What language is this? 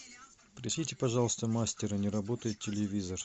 Russian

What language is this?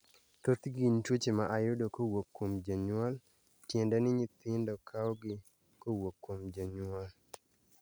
Luo (Kenya and Tanzania)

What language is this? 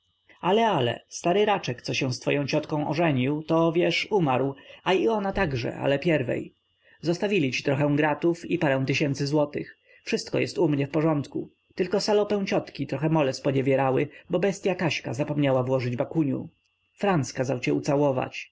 Polish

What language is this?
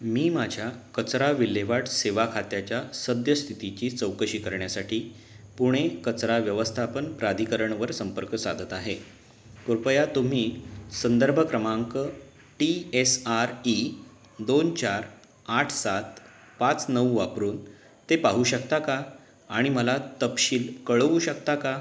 Marathi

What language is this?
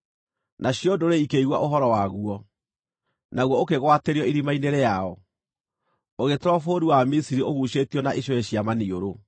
Kikuyu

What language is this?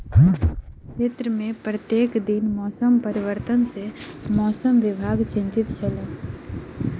Maithili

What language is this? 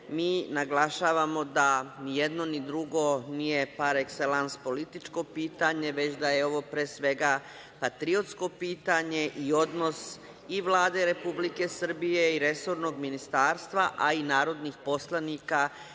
Serbian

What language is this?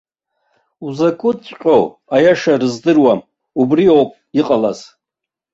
Abkhazian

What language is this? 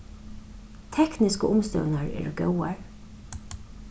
Faroese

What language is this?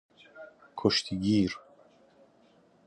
Persian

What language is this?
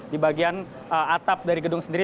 Indonesian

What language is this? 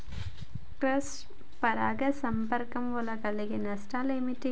Telugu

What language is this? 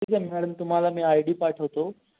Marathi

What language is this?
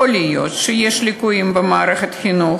Hebrew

